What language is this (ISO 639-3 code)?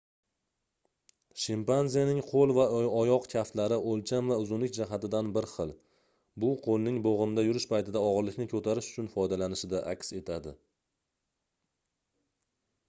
uzb